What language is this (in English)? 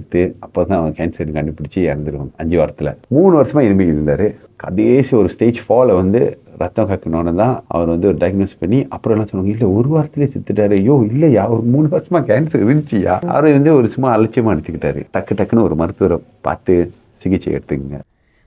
Tamil